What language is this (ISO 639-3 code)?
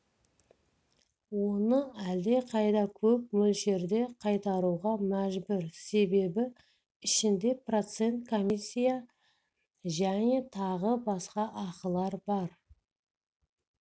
kaz